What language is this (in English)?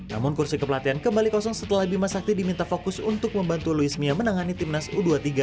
Indonesian